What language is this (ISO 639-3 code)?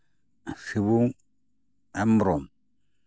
sat